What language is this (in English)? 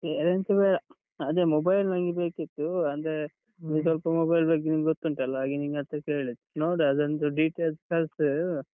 Kannada